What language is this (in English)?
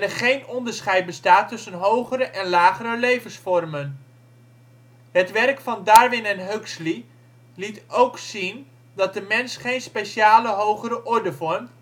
Dutch